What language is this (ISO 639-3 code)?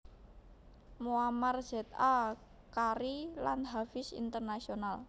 jav